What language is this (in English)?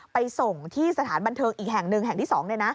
Thai